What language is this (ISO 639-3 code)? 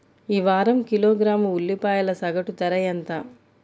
tel